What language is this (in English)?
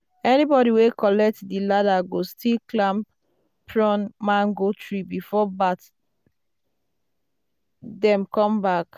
Nigerian Pidgin